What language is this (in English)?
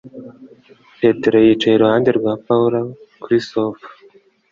Kinyarwanda